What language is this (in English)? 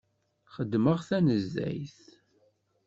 Kabyle